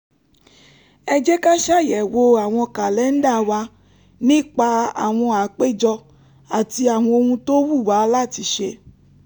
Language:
Yoruba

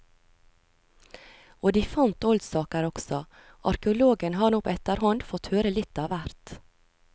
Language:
Norwegian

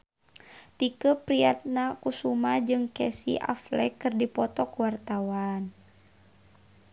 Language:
Sundanese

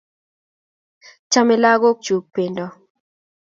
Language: Kalenjin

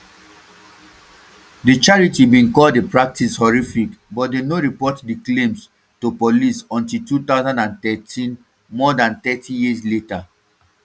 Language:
Nigerian Pidgin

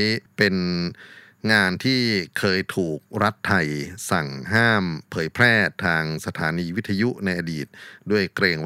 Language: Thai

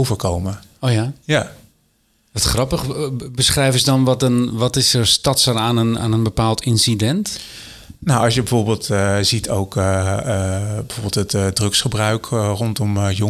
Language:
Dutch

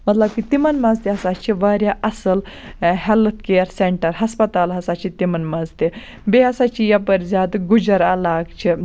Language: Kashmiri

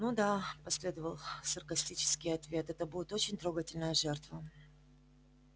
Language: Russian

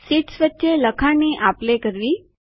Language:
Gujarati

